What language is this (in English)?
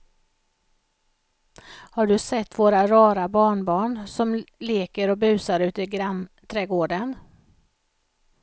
Swedish